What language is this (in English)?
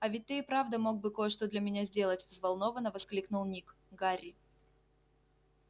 Russian